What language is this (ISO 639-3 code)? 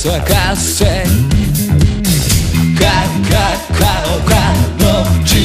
kor